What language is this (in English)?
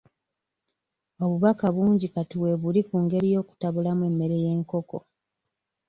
Ganda